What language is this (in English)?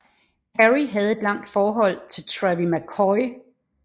Danish